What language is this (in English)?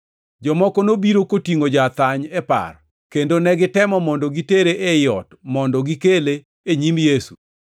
Luo (Kenya and Tanzania)